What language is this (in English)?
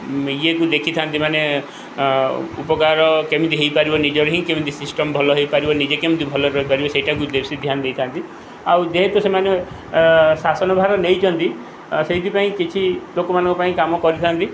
Odia